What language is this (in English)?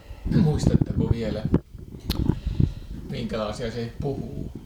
Finnish